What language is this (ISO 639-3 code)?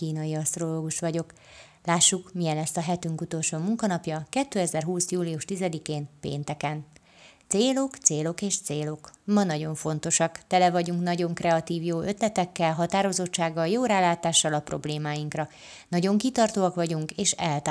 hun